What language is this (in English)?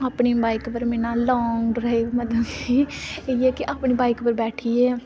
Dogri